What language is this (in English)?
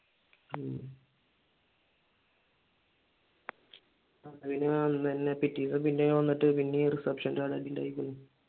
Malayalam